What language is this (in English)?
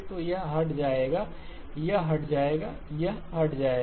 Hindi